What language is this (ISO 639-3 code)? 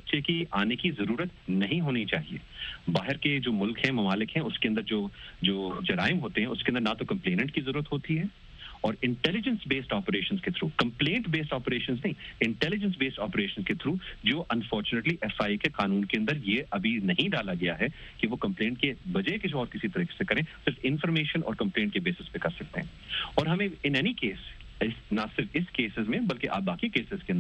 urd